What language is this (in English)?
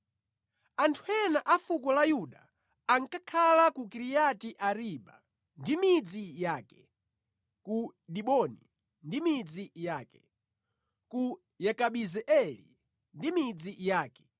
Nyanja